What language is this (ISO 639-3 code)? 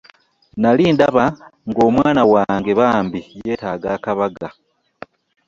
lug